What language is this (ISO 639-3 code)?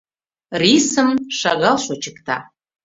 chm